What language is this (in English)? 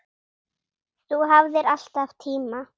Icelandic